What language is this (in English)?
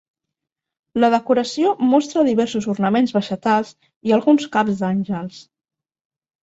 Catalan